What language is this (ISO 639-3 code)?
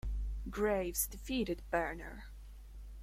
eng